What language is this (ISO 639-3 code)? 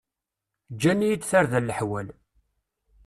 kab